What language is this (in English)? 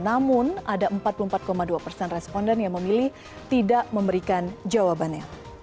Indonesian